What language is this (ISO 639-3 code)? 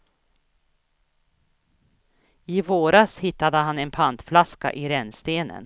swe